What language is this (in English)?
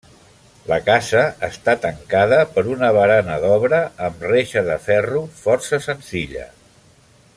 Catalan